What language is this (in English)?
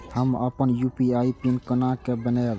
Maithili